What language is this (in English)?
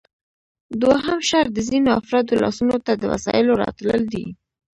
Pashto